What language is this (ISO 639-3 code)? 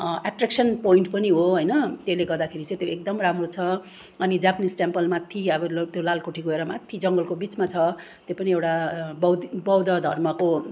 nep